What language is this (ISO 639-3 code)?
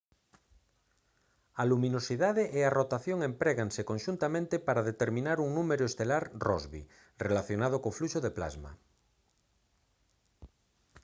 glg